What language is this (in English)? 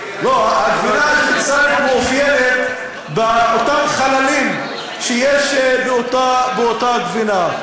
Hebrew